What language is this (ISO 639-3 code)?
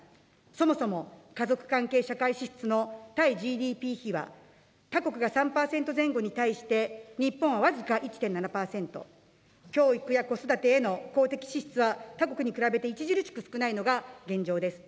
jpn